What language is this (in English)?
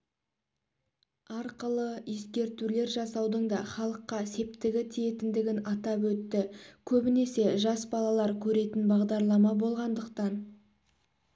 Kazakh